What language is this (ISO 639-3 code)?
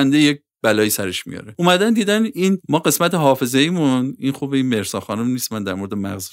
fas